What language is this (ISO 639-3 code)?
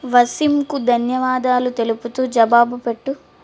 tel